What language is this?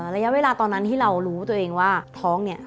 Thai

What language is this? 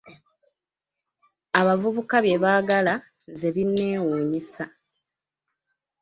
Ganda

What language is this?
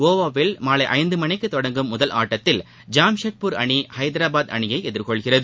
Tamil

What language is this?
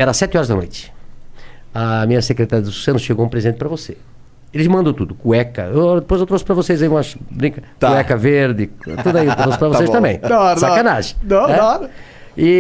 Portuguese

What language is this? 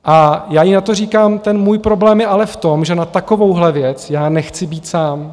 Czech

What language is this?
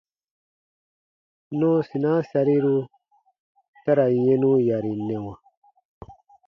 Baatonum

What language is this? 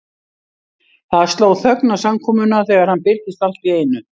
Icelandic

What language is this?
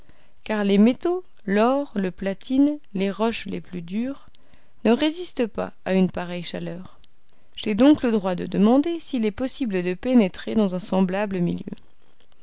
French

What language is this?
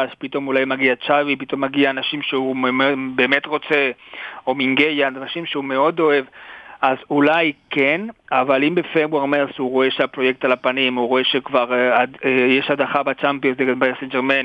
Hebrew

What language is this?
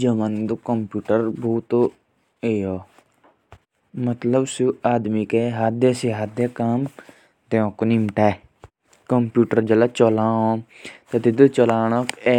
Jaunsari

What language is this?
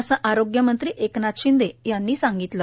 Marathi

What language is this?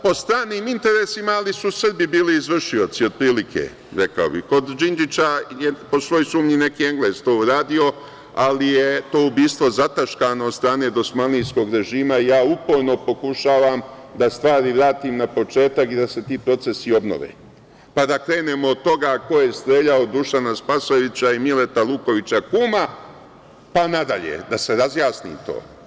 Serbian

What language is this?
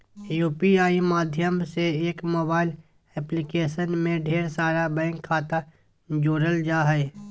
Magahi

